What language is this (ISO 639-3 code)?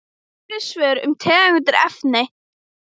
isl